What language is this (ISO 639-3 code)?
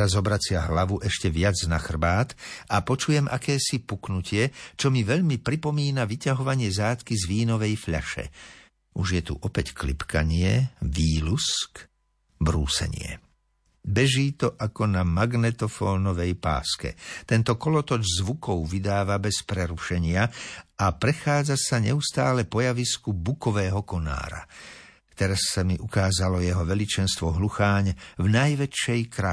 slk